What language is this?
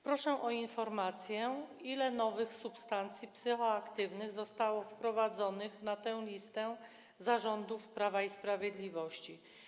Polish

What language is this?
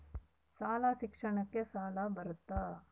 Kannada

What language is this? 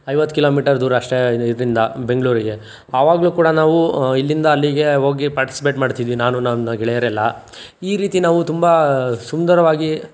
Kannada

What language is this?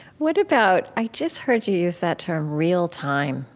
English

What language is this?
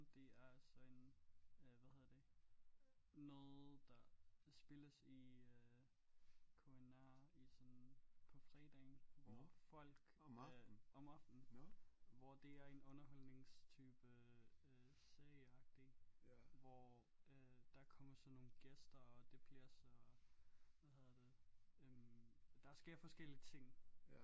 Danish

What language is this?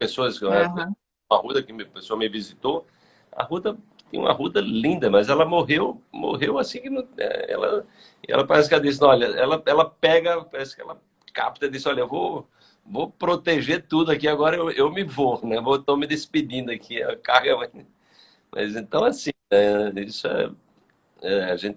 Portuguese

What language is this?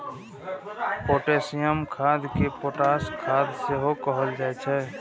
Maithili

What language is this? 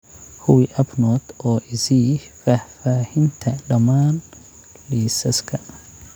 Somali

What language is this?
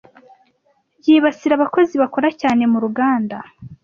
Kinyarwanda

